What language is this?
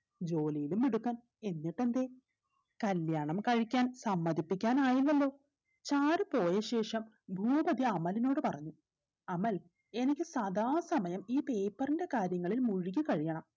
Malayalam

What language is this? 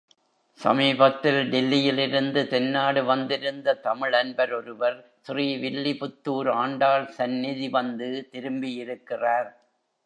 Tamil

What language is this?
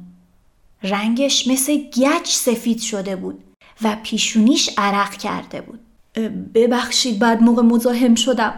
Persian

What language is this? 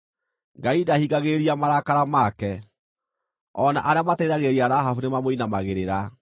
Kikuyu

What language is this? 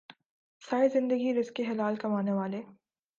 Urdu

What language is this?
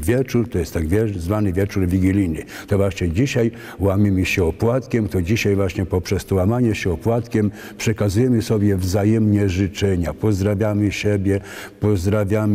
Polish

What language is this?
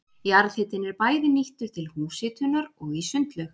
Icelandic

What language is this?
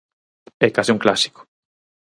Galician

